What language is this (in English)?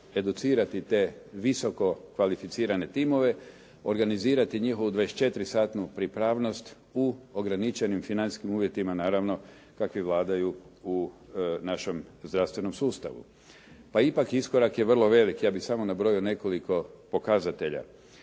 Croatian